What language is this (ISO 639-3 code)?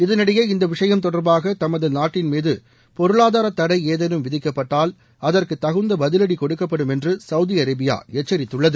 tam